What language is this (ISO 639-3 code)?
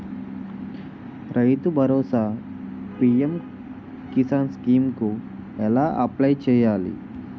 tel